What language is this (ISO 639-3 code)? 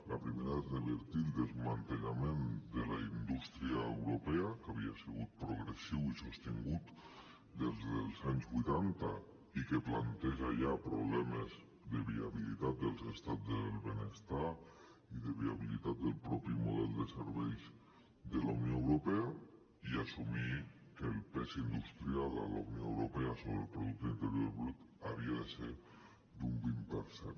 cat